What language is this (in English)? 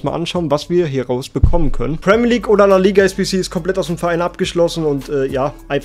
German